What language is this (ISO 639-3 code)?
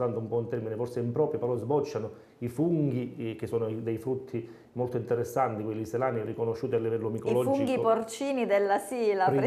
ita